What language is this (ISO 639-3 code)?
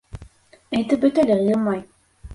bak